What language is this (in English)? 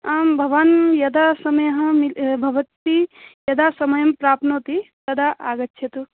Sanskrit